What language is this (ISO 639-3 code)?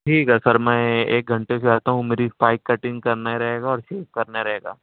urd